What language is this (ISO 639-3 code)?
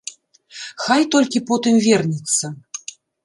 bel